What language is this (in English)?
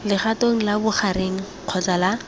Tswana